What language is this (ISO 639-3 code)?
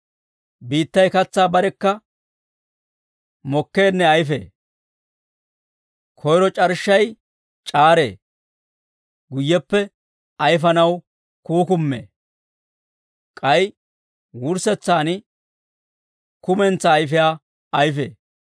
dwr